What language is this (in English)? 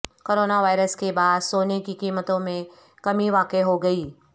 Urdu